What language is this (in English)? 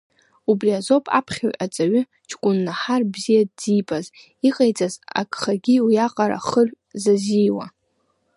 Abkhazian